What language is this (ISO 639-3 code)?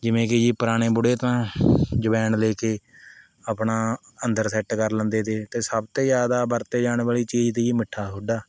pan